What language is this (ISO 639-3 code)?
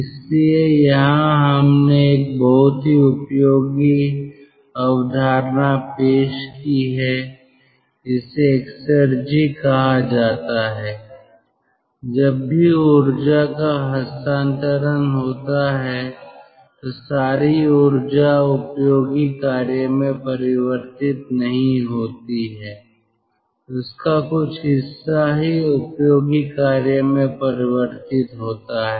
hin